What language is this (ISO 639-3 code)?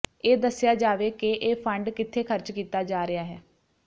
pan